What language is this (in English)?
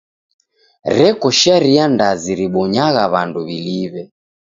Taita